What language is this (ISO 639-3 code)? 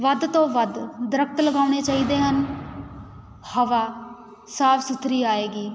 pan